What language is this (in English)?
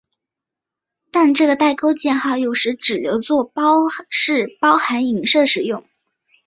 Chinese